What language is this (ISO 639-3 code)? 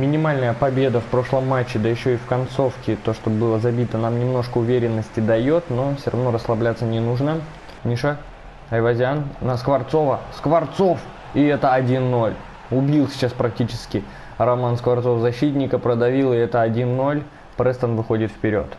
rus